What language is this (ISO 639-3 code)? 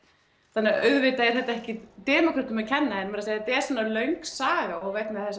isl